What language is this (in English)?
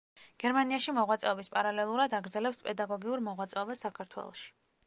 Georgian